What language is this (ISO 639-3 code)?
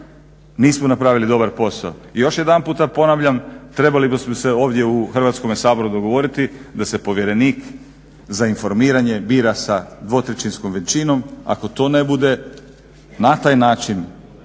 hrv